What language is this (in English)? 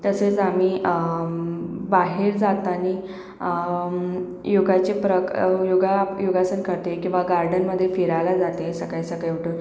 Marathi